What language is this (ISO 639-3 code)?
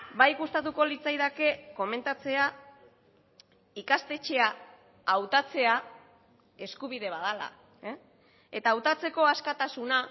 eus